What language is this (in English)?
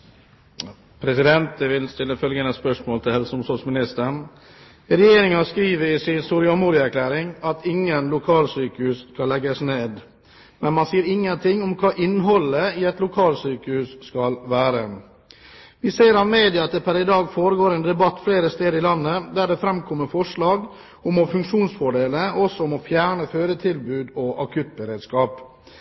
Norwegian Bokmål